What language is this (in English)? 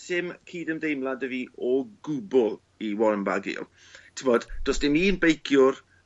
Welsh